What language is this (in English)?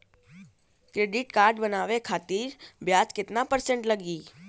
Bhojpuri